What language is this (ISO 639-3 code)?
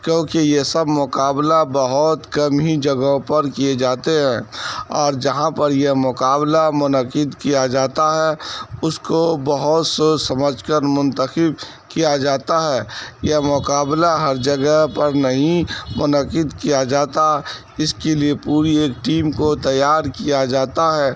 urd